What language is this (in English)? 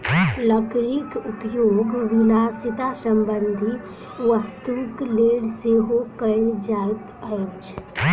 Maithili